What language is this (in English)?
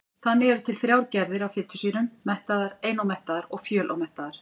Icelandic